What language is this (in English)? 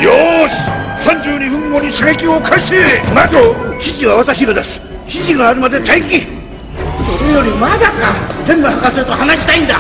Japanese